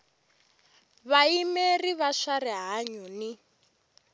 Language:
Tsonga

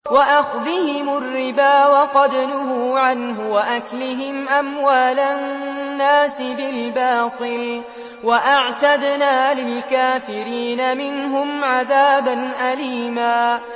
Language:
Arabic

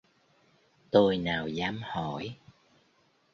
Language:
Vietnamese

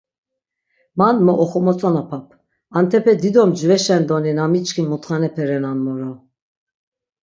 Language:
Laz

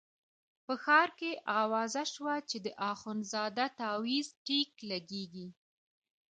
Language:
Pashto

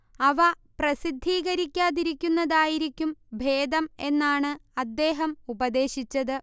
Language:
Malayalam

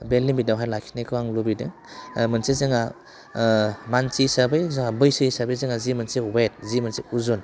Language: Bodo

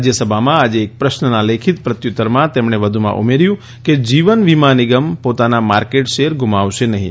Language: Gujarati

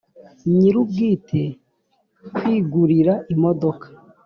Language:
Kinyarwanda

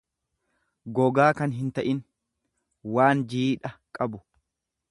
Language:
Oromo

